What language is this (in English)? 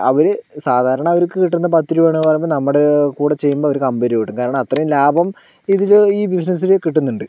Malayalam